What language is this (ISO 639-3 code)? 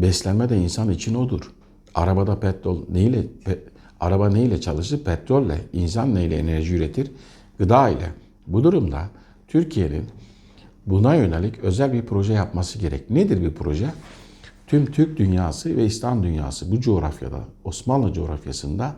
tur